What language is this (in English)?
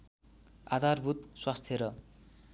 Nepali